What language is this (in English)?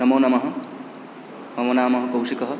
Sanskrit